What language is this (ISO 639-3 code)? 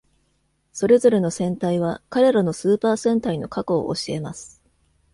jpn